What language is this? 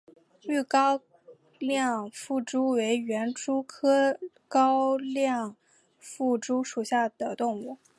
Chinese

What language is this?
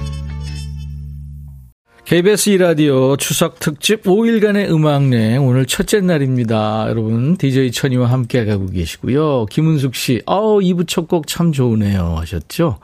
Korean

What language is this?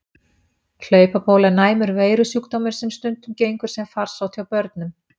Icelandic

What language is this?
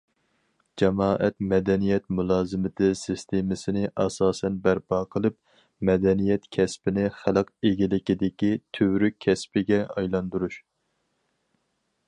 Uyghur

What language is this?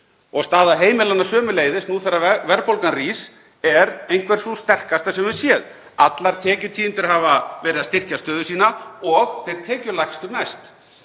Icelandic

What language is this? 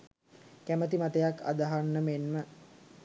Sinhala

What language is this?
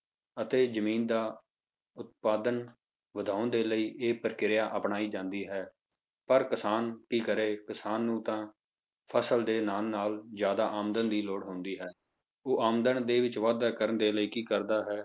Punjabi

